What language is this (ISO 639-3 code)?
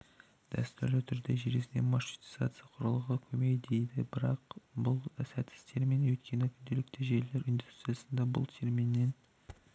kaz